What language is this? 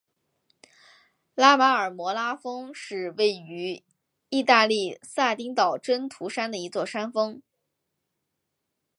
Chinese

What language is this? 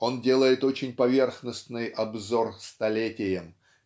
Russian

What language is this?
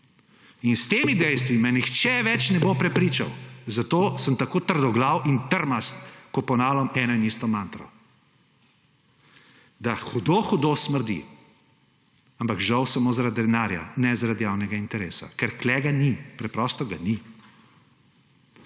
Slovenian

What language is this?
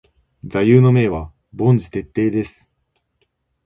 Japanese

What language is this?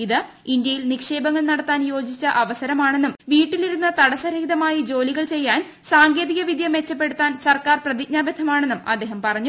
Malayalam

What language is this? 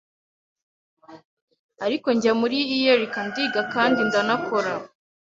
Kinyarwanda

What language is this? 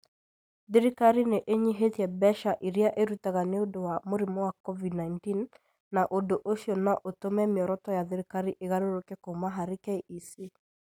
Kikuyu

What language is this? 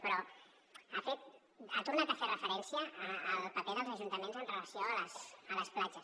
Catalan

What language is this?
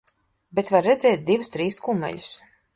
Latvian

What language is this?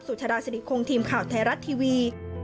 Thai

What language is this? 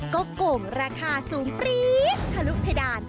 Thai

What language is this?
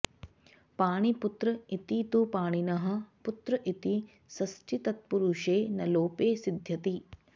Sanskrit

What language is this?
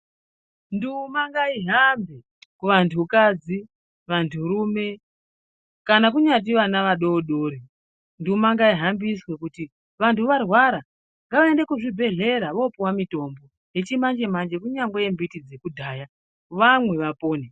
Ndau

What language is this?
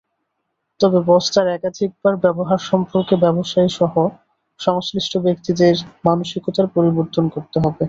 Bangla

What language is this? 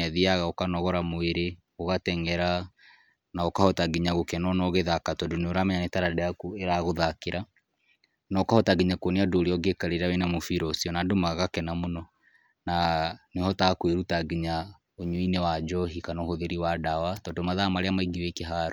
Kikuyu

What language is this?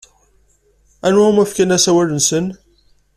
Kabyle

